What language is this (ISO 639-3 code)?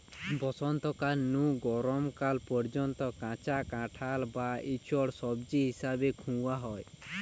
ben